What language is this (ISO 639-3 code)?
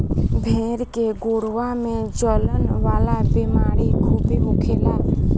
bho